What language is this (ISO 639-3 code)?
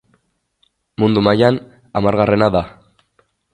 eus